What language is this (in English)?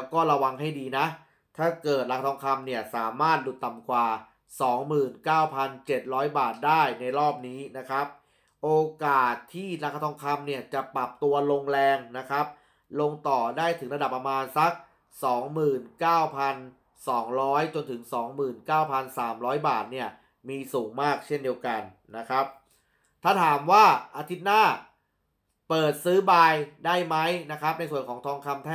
Thai